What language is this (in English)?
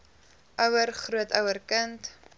Afrikaans